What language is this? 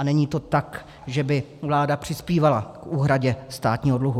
Czech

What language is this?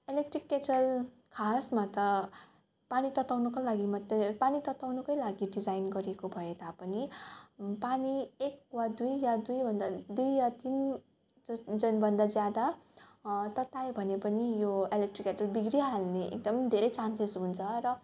Nepali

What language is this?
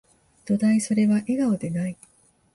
Japanese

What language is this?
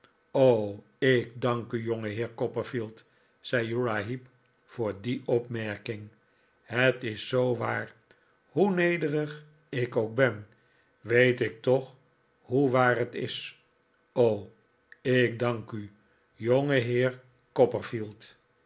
Dutch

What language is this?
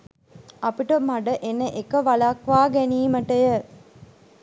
Sinhala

